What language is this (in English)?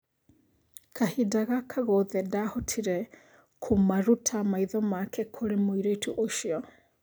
Kikuyu